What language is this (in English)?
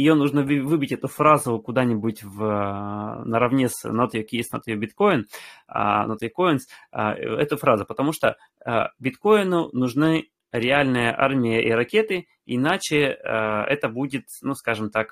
Russian